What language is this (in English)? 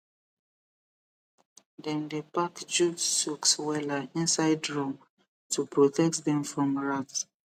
Nigerian Pidgin